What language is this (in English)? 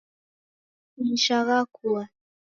Taita